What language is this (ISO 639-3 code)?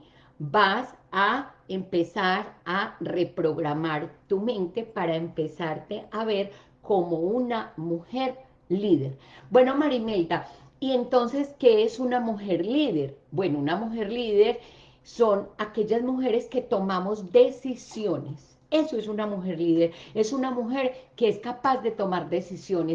spa